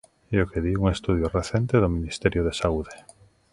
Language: Galician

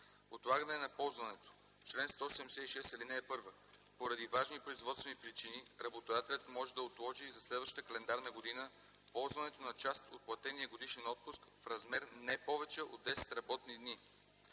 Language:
Bulgarian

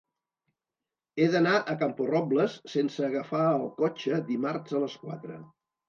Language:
Catalan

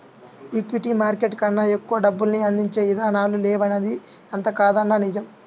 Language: Telugu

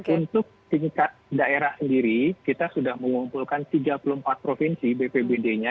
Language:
Indonesian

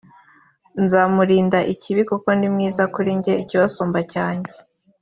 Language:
Kinyarwanda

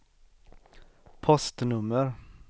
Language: Swedish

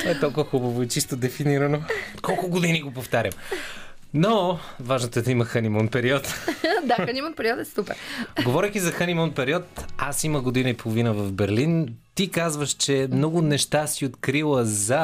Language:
Bulgarian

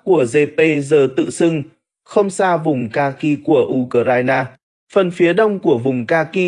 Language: Vietnamese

